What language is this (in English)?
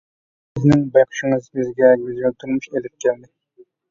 Uyghur